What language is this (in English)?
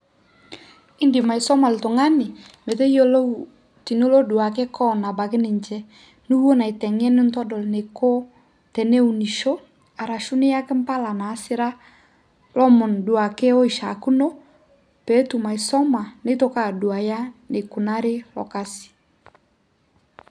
Masai